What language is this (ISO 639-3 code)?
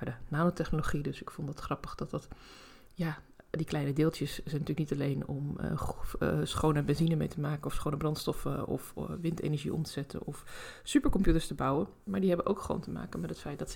nld